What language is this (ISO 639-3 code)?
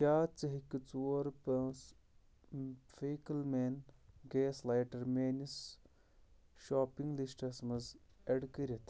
kas